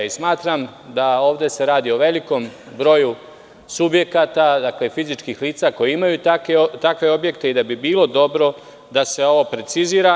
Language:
Serbian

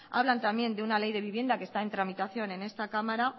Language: Spanish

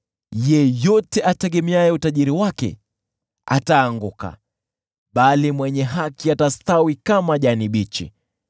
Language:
Swahili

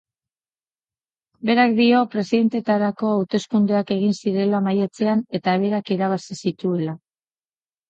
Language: Basque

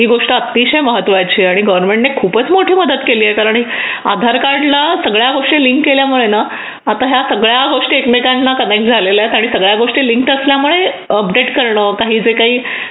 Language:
Marathi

